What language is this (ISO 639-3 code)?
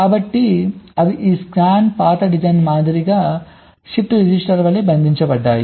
tel